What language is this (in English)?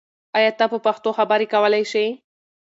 Pashto